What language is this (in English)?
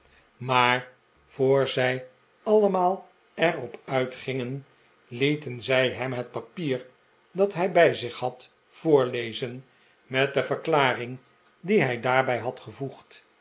Dutch